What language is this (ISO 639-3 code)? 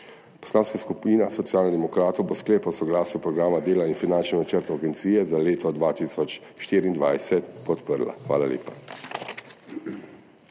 slv